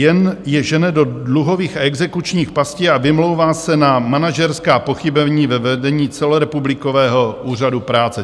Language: Czech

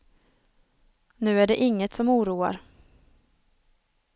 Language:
Swedish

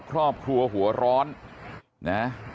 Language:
Thai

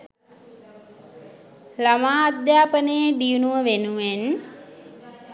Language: Sinhala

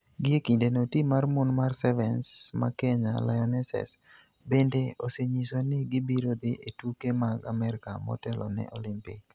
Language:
Luo (Kenya and Tanzania)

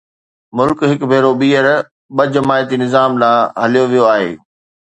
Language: Sindhi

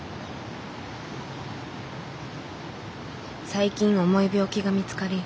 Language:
Japanese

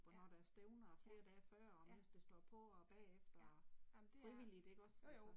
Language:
Danish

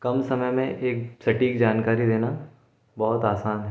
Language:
Hindi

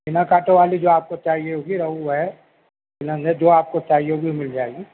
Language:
Urdu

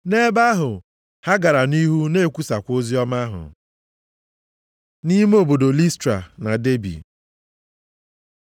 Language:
Igbo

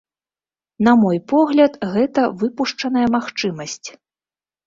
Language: Belarusian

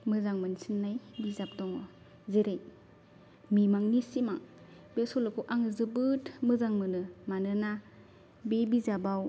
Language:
Bodo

